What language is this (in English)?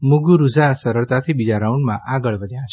Gujarati